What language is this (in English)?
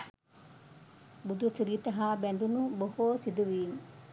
Sinhala